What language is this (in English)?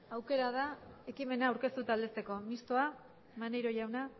Basque